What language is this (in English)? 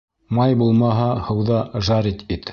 Bashkir